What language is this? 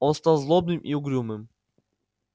Russian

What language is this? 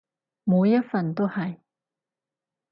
Cantonese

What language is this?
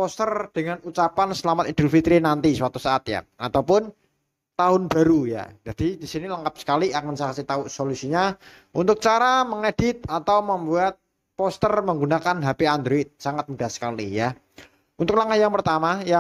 Indonesian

